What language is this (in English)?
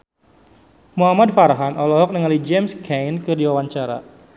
Sundanese